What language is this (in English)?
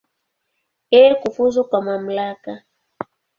Swahili